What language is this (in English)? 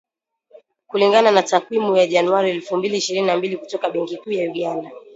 Swahili